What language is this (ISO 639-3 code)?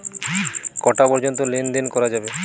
ben